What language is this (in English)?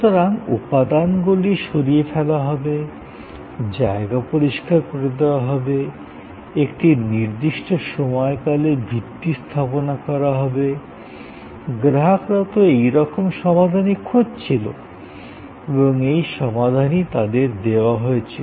Bangla